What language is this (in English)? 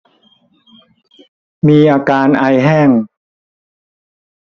Thai